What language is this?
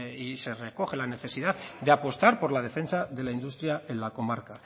Spanish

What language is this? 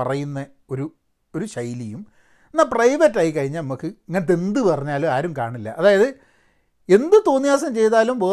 Malayalam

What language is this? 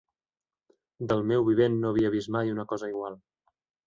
Catalan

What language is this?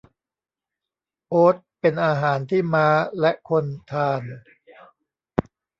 Thai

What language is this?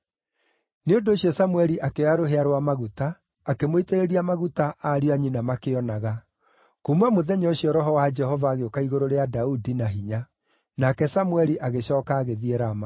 Kikuyu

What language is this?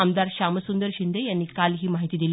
Marathi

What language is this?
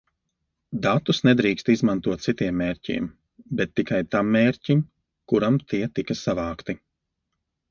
Latvian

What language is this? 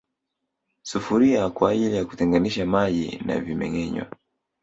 Swahili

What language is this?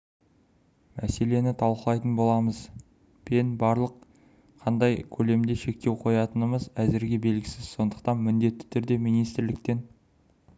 Kazakh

